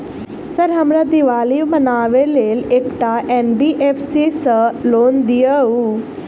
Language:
Maithili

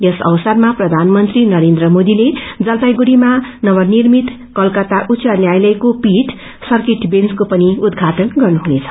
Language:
Nepali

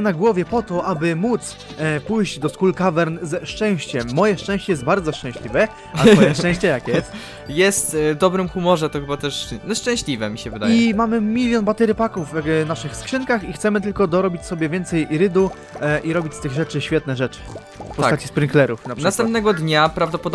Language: Polish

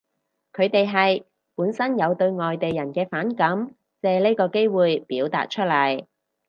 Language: Cantonese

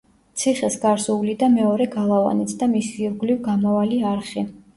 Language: Georgian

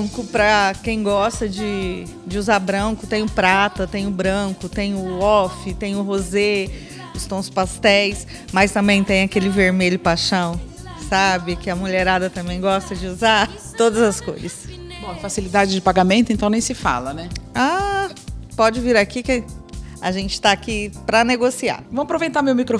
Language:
Portuguese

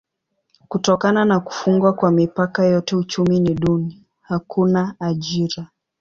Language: Swahili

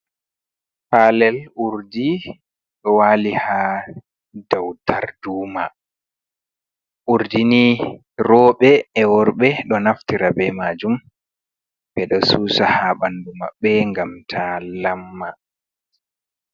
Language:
Fula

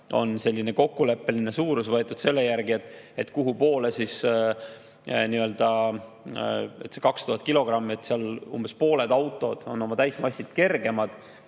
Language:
Estonian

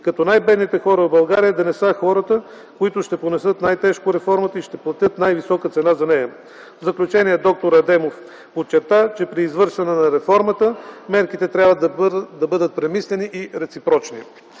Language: Bulgarian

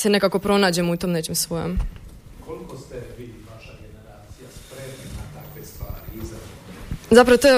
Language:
Croatian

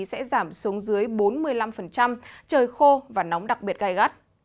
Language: Vietnamese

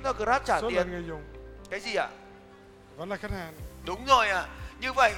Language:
Vietnamese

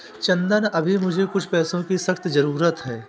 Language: Hindi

